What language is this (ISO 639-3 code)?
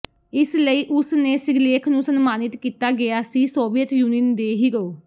pan